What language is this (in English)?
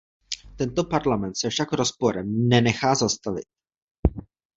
Czech